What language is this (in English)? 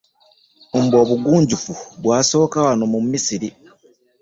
Ganda